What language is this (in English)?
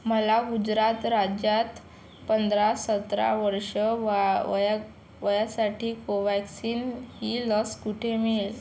Marathi